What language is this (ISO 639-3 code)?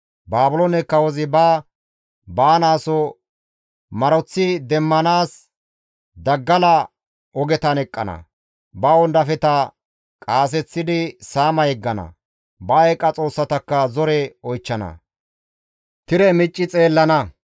gmv